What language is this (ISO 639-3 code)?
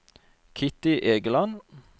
nor